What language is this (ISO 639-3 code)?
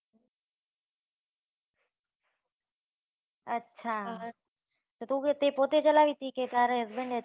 guj